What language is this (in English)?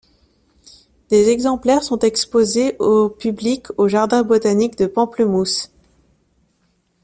French